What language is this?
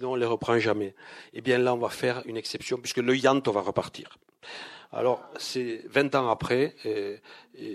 French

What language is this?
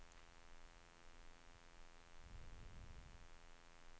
Swedish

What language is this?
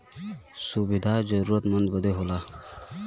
Bhojpuri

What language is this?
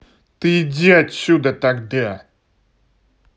Russian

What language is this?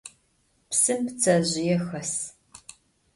Adyghe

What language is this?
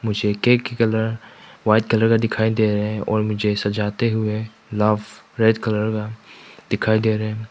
Hindi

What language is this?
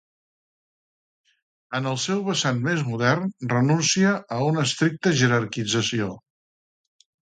Catalan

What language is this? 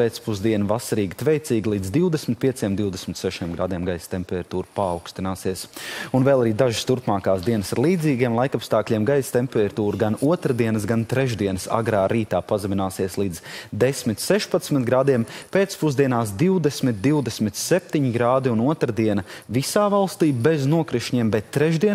Latvian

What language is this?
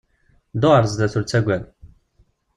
Kabyle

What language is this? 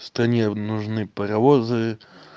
Russian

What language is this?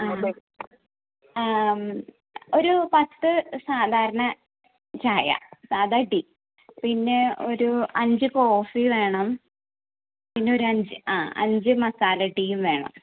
Malayalam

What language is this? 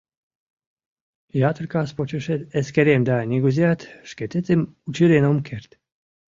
Mari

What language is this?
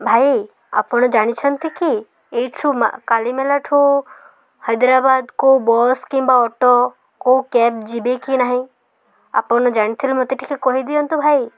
Odia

